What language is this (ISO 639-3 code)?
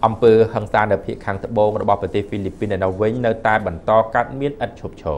tha